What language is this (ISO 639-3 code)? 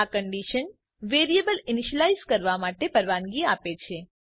guj